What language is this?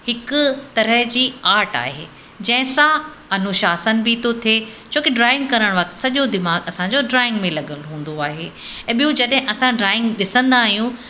Sindhi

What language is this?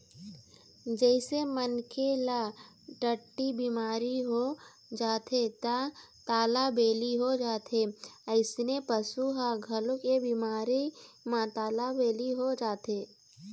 Chhattisgarhi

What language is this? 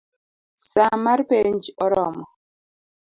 Luo (Kenya and Tanzania)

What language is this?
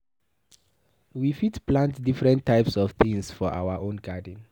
Nigerian Pidgin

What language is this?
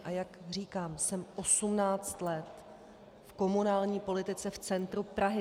Czech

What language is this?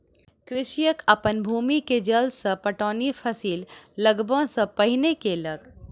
Maithili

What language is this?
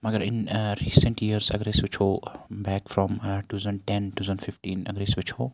Kashmiri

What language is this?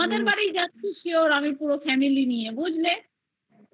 Bangla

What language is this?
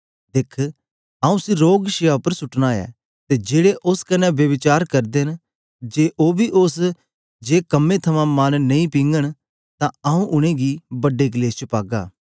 Dogri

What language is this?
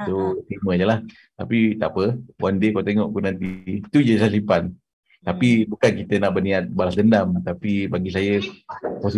Malay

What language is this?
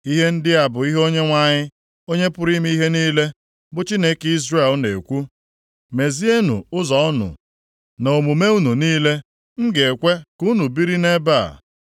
Igbo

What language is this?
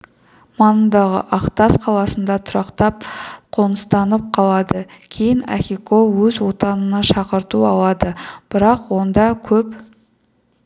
Kazakh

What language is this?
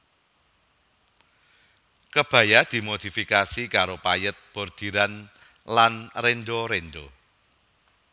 Javanese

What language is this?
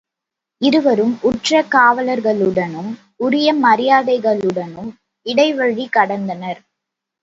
Tamil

